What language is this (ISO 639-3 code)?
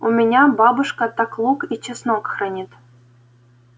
rus